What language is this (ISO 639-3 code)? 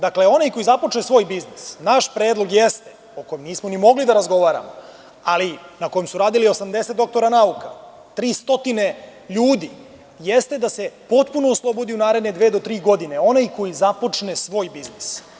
srp